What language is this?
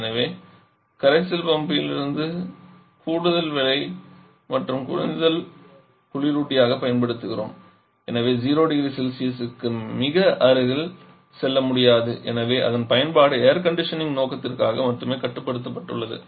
Tamil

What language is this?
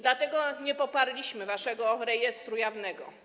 Polish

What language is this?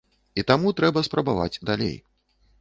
Belarusian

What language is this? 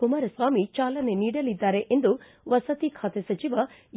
Kannada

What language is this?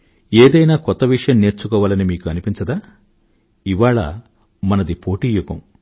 Telugu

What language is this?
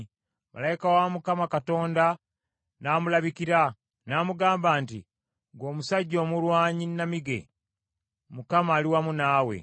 Ganda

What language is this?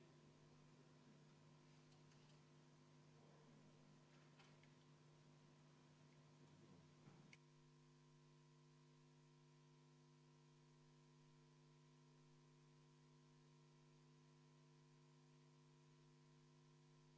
Estonian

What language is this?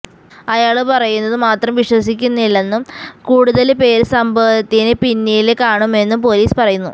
Malayalam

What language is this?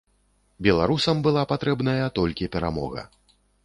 Belarusian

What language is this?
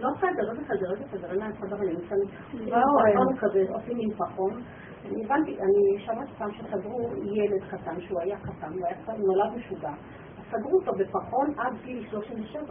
Hebrew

